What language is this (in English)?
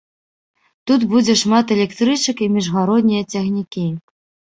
Belarusian